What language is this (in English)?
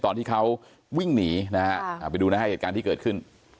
Thai